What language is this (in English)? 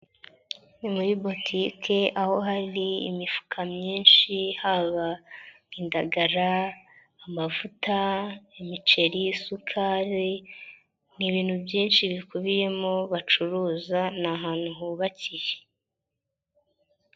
Kinyarwanda